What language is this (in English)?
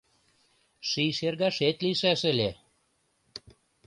Mari